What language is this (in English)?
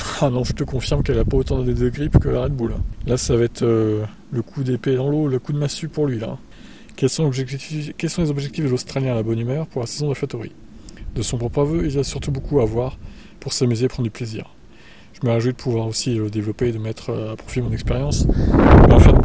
French